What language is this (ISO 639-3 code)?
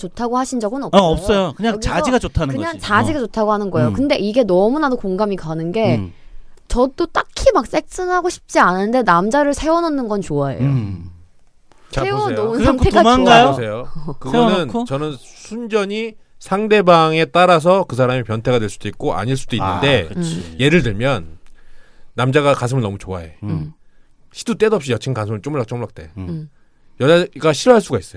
kor